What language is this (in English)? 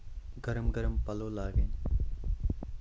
Kashmiri